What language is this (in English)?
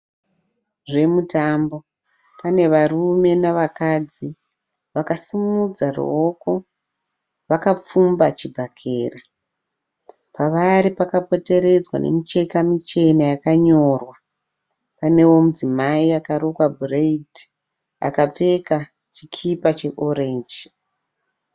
Shona